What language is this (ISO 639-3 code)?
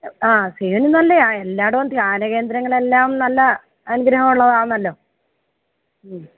mal